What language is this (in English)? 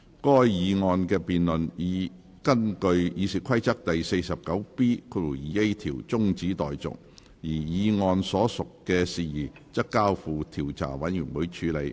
Cantonese